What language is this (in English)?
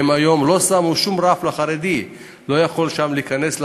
Hebrew